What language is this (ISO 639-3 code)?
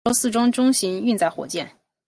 zho